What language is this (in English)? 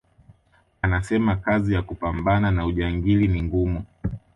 Swahili